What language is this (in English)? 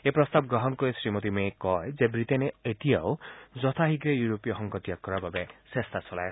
Assamese